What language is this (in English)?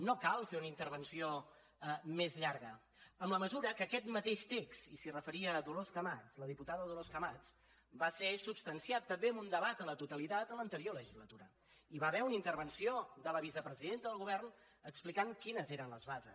Catalan